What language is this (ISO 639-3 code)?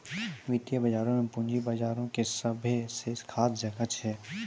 mai